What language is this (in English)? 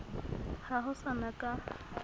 Southern Sotho